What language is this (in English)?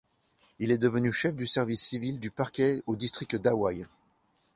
French